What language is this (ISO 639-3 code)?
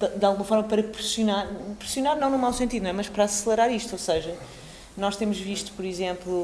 por